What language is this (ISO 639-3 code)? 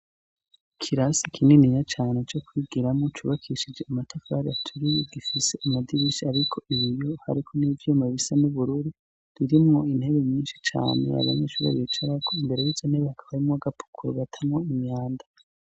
run